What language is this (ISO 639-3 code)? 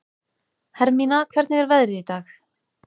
isl